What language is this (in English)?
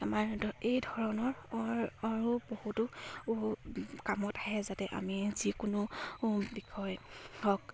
Assamese